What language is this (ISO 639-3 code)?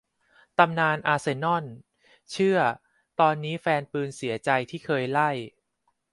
tha